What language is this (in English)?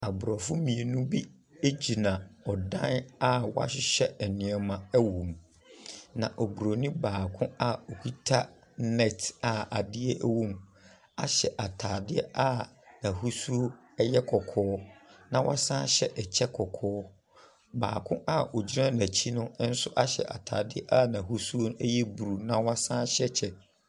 Akan